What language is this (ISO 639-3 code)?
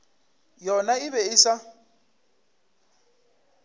nso